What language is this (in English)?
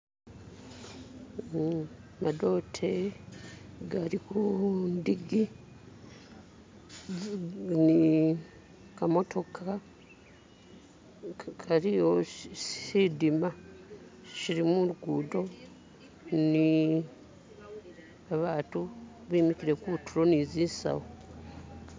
Masaaba